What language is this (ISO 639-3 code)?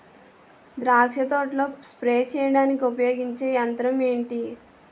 tel